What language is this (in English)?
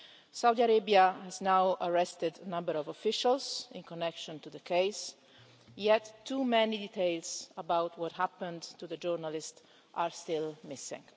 English